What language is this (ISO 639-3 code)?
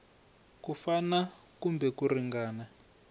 tso